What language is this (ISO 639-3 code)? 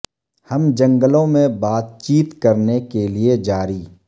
urd